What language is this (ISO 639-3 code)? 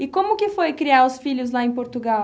por